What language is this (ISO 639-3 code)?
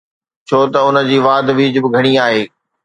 snd